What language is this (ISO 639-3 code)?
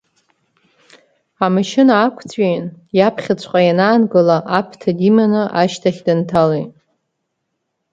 abk